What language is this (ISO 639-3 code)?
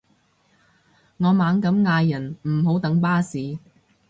yue